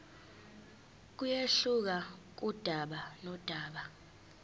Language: Zulu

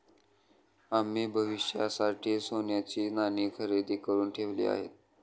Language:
Marathi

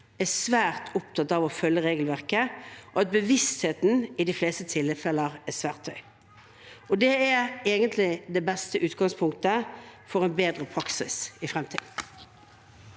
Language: Norwegian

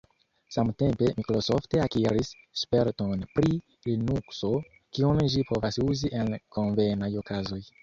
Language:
Esperanto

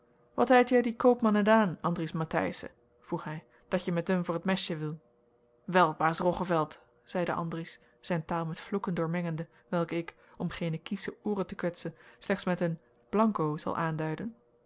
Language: Dutch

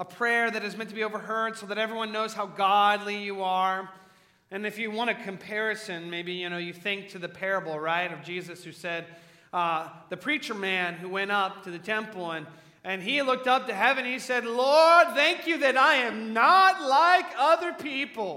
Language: English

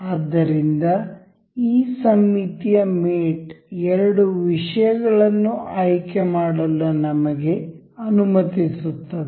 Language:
Kannada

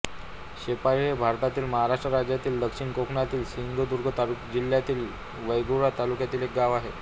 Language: Marathi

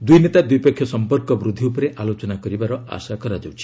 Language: Odia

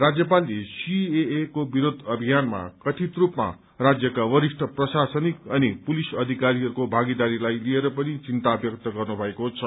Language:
Nepali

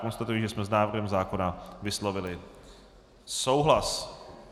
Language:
Czech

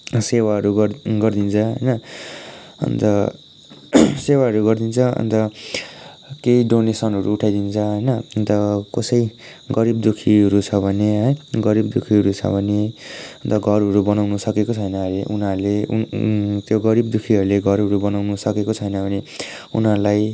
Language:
Nepali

